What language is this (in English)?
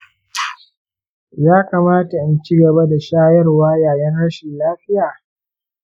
Hausa